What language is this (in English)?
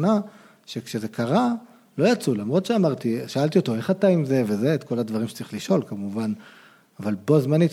Hebrew